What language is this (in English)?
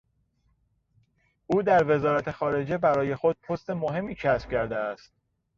Persian